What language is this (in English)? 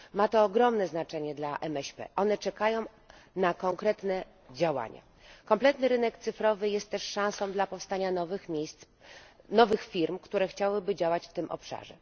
Polish